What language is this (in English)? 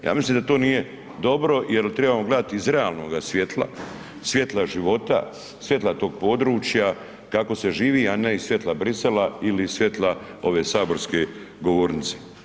Croatian